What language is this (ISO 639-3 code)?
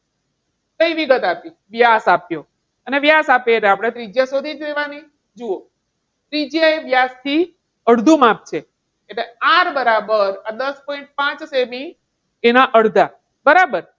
guj